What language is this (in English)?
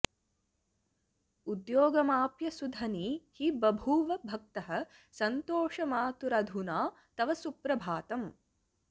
Sanskrit